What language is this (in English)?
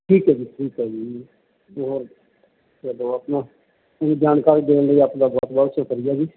Punjabi